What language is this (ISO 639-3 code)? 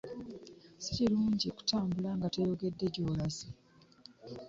lug